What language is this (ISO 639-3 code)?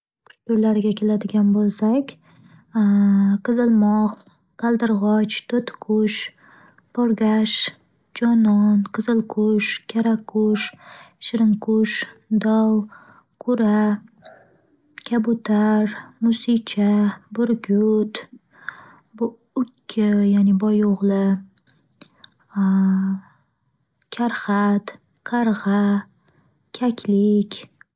uzb